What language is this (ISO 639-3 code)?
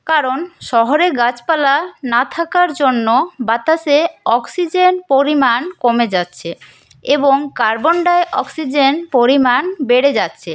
ben